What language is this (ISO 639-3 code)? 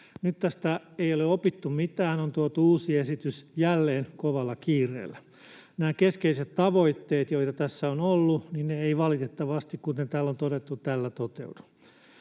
fin